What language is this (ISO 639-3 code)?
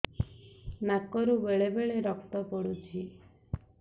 ori